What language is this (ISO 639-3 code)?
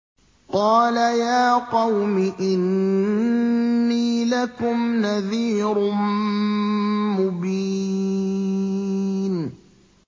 ara